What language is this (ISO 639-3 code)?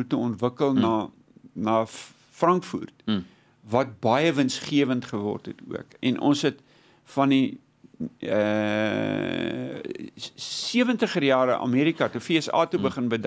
nld